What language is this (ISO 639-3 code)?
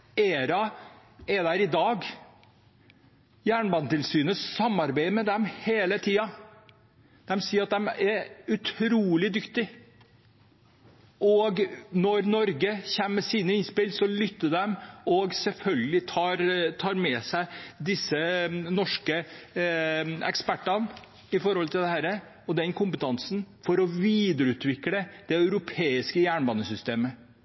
nob